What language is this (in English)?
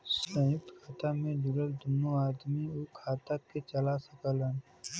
Bhojpuri